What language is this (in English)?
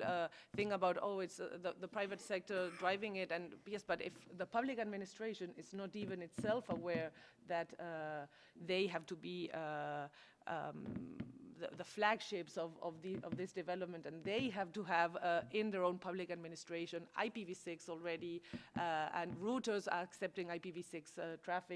English